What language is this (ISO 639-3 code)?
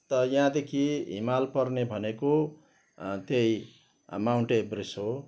nep